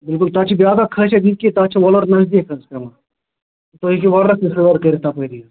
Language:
Kashmiri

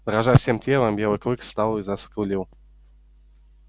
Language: Russian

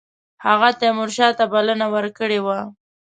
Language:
Pashto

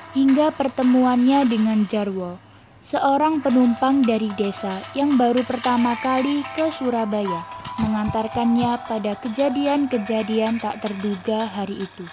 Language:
Indonesian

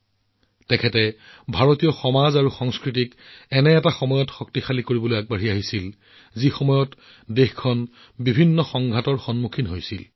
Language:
Assamese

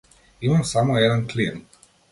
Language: Macedonian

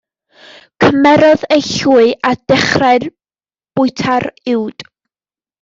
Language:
Welsh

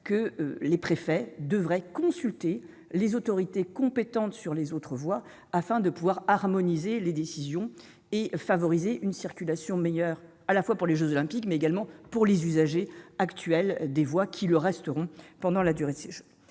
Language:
French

